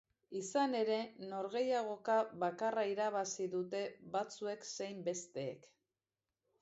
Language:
Basque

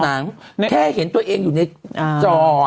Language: Thai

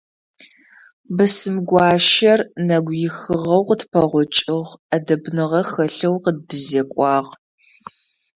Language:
Adyghe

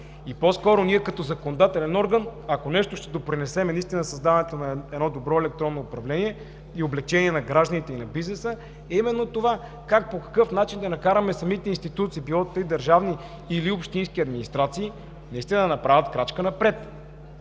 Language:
Bulgarian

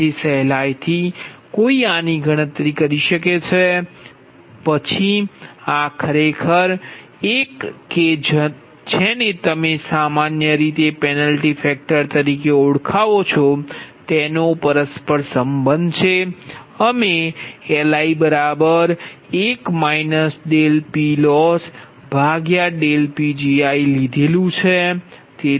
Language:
Gujarati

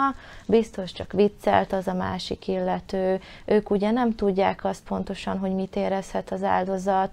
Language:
Hungarian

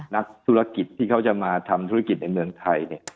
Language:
Thai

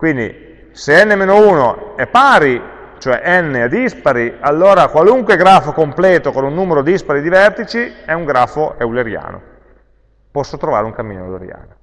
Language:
Italian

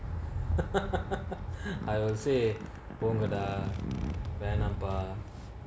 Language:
English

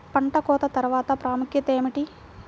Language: Telugu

